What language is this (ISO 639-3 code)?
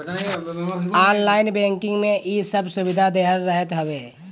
bho